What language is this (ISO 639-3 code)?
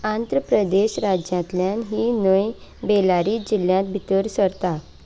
kok